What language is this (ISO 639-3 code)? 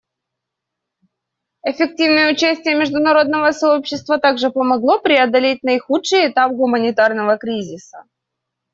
rus